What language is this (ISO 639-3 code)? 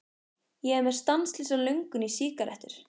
isl